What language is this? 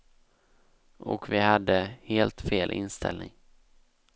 Swedish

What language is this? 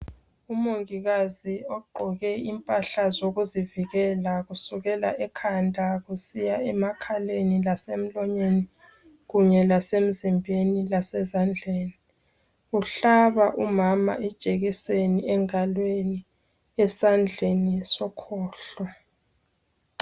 North Ndebele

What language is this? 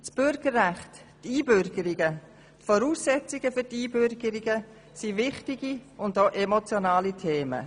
Swiss German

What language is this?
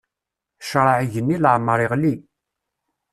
Kabyle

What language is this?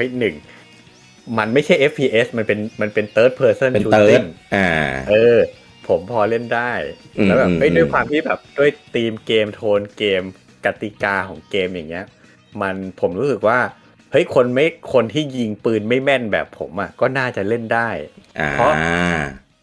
Thai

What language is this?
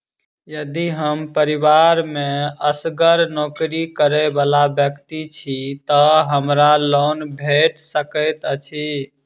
Maithili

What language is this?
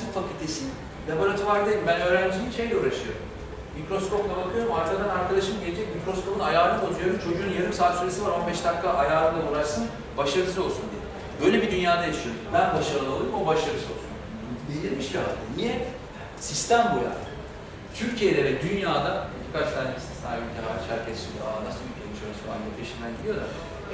Turkish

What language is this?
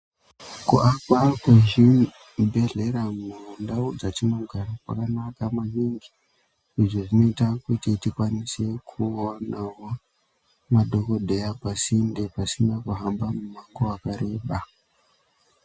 Ndau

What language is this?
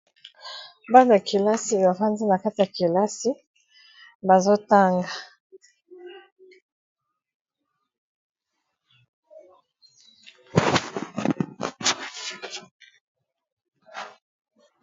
Lingala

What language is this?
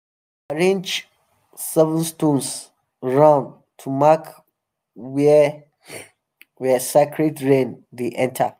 Nigerian Pidgin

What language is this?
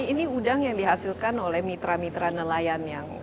Indonesian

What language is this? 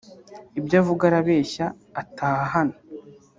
Kinyarwanda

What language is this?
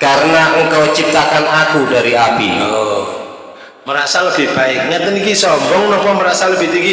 Indonesian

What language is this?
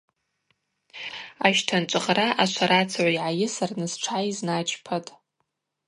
Abaza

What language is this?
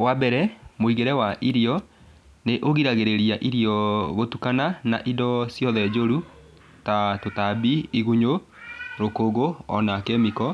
Kikuyu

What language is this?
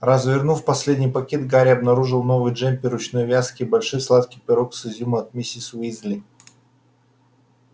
Russian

